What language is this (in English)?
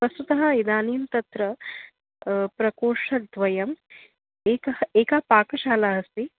Sanskrit